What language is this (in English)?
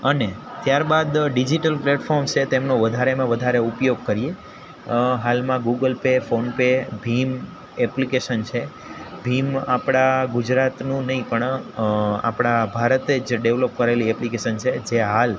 Gujarati